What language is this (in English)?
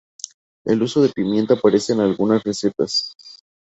Spanish